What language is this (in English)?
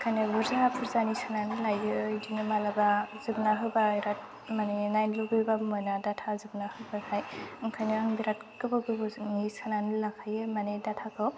Bodo